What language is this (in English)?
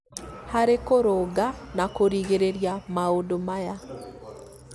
Kikuyu